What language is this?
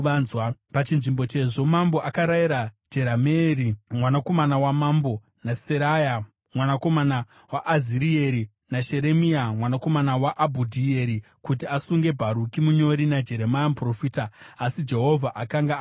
Shona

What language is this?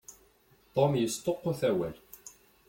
Kabyle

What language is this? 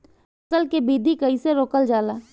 Bhojpuri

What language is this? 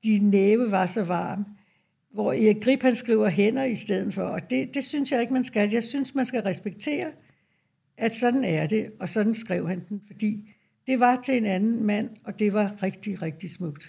Danish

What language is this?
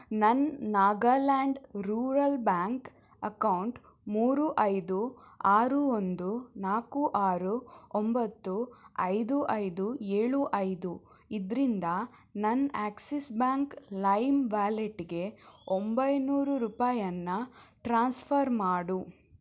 Kannada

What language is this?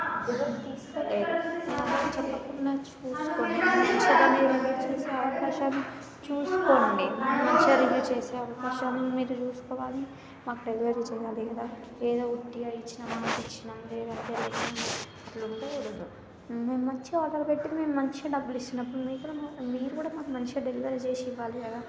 Telugu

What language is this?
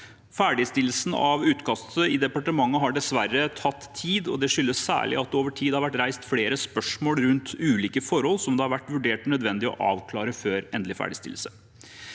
Norwegian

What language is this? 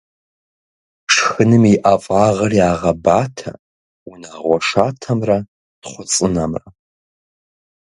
Kabardian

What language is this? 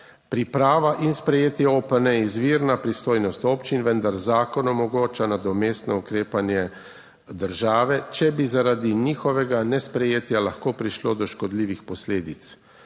Slovenian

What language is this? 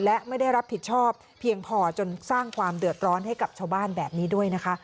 Thai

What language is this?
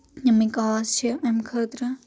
Kashmiri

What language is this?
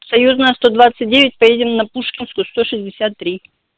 Russian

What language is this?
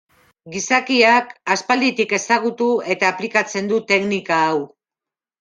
Basque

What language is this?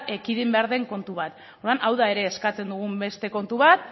Basque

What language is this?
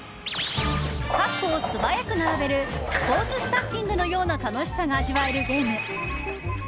Japanese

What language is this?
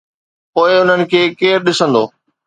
Sindhi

